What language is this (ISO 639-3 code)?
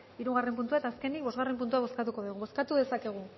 eus